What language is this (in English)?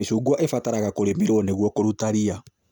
Kikuyu